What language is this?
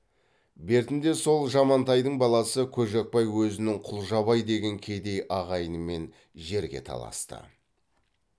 Kazakh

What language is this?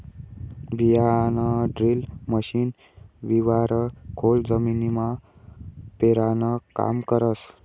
Marathi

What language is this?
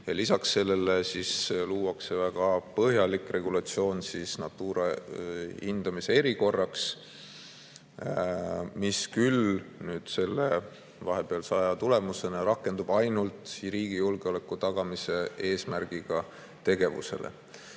Estonian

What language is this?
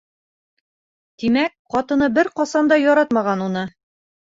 Bashkir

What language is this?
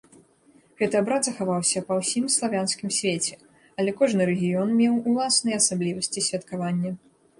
Belarusian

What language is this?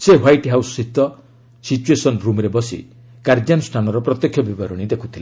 Odia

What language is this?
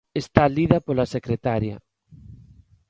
Galician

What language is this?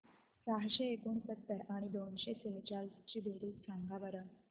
Marathi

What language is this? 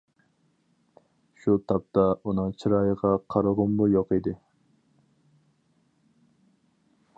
Uyghur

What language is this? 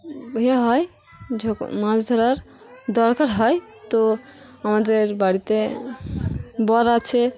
Bangla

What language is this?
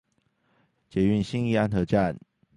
Chinese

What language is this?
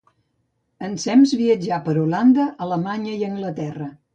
Catalan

